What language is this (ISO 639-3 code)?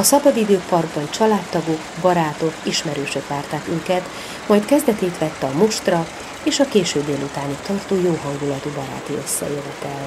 hun